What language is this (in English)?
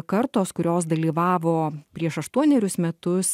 Lithuanian